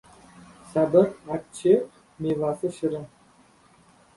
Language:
Uzbek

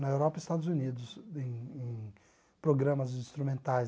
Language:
Portuguese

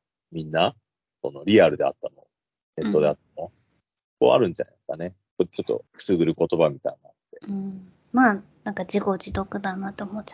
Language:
Japanese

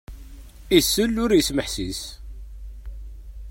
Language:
Kabyle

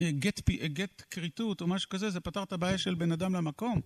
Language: Hebrew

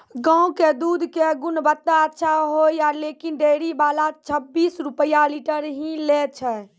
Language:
Maithili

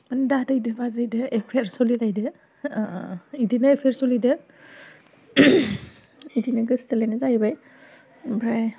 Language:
Bodo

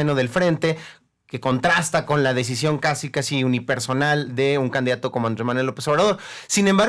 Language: Spanish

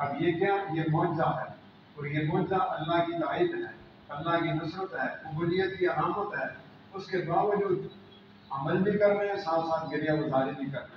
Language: Arabic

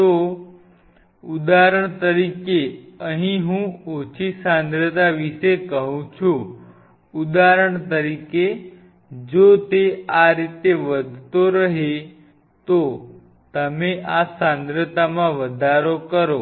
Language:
Gujarati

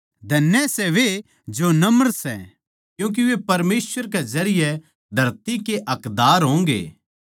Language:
Haryanvi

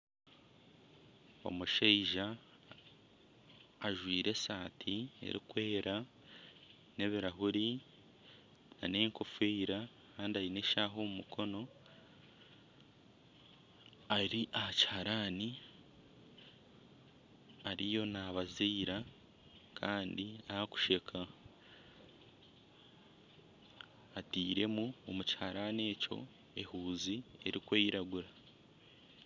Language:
Nyankole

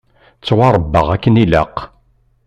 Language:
Kabyle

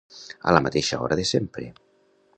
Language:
Catalan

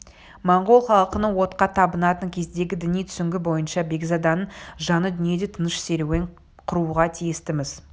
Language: Kazakh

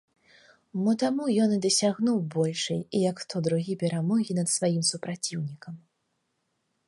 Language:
Belarusian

